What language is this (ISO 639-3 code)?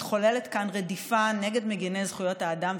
heb